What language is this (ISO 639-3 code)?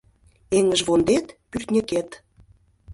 chm